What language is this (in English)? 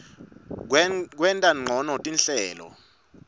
Swati